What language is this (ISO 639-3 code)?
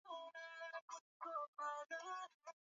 swa